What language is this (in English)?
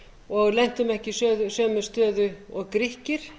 Icelandic